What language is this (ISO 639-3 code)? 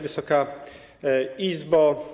pol